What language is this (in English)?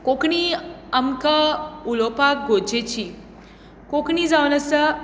Konkani